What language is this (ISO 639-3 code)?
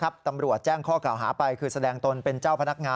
tha